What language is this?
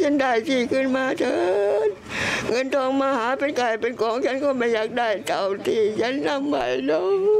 Thai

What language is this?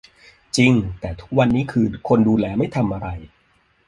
Thai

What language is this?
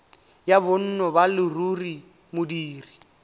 Tswana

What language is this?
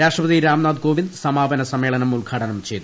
Malayalam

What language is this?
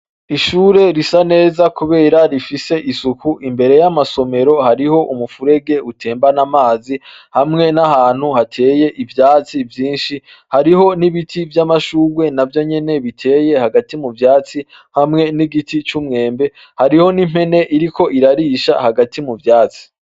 Rundi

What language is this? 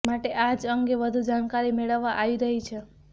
Gujarati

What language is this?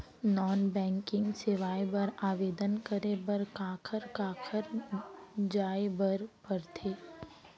Chhattisgarhi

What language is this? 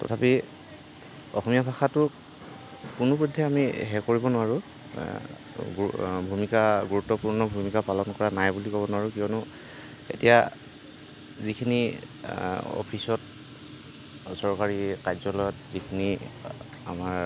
Assamese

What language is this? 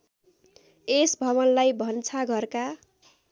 Nepali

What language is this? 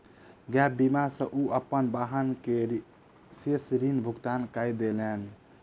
Maithili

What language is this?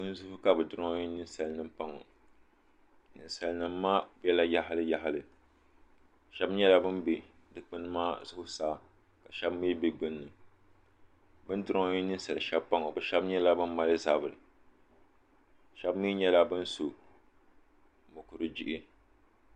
Dagbani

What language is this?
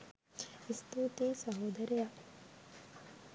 Sinhala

